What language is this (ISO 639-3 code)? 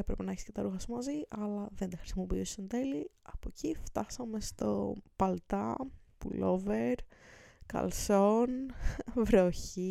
ell